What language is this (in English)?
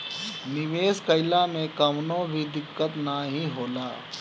Bhojpuri